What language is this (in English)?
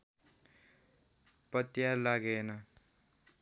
Nepali